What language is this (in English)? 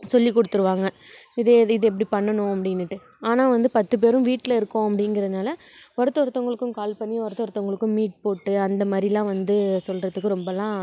Tamil